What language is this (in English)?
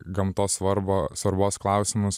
Lithuanian